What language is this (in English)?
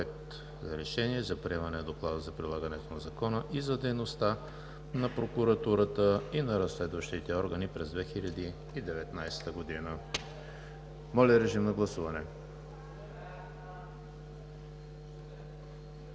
Bulgarian